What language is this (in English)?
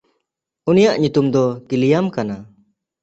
Santali